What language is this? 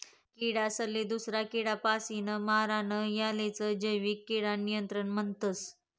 Marathi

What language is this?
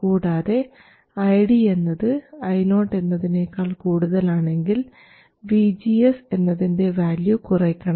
Malayalam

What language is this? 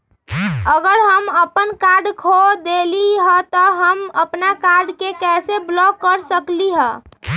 Magahi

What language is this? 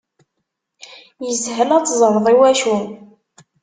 Kabyle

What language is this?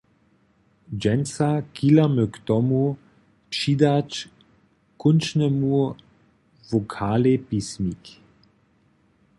Upper Sorbian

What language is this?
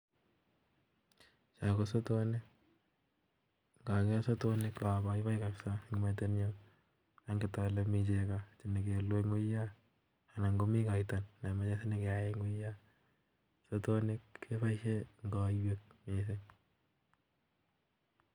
Kalenjin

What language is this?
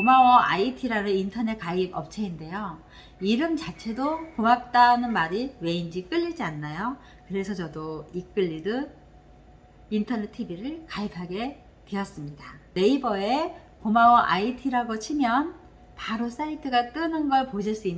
Korean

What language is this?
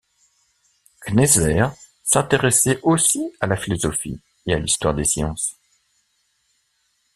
French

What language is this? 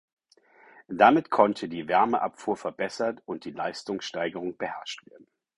German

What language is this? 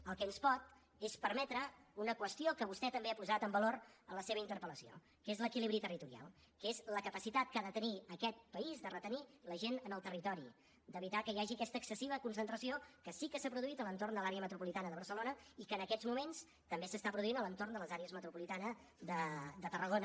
Catalan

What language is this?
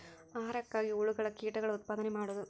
Kannada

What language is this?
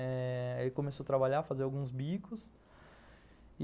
Portuguese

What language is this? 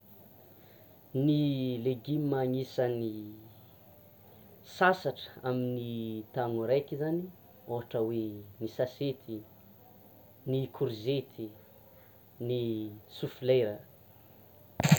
Tsimihety Malagasy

